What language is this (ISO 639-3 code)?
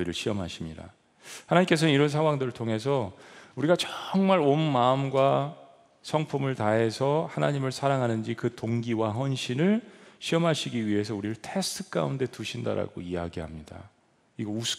kor